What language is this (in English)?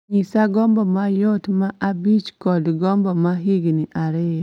Luo (Kenya and Tanzania)